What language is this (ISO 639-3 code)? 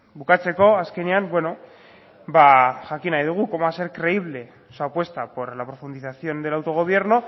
spa